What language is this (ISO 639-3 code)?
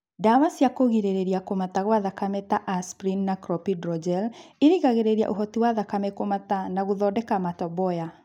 kik